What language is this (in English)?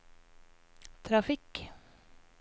Norwegian